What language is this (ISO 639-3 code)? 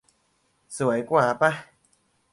tha